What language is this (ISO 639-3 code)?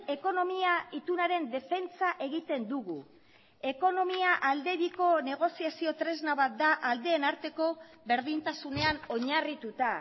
eus